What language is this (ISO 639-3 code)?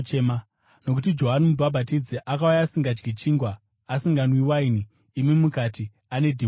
sna